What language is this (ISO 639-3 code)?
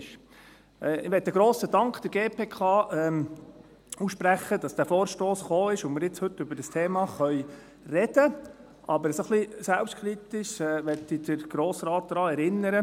gsw